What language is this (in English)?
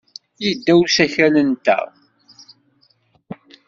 Kabyle